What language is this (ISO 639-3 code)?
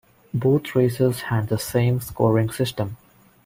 eng